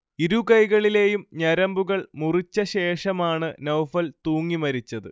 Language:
Malayalam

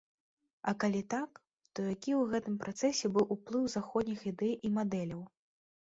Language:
Belarusian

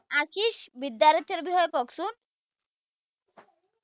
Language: Assamese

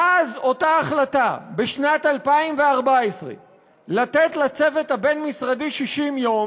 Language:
Hebrew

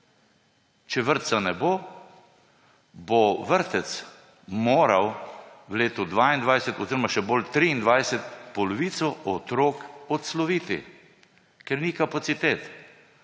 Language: Slovenian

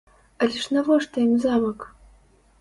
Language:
Belarusian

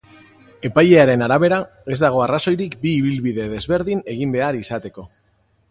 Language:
Basque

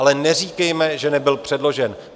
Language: Czech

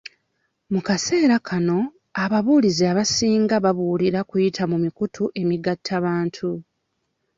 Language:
Ganda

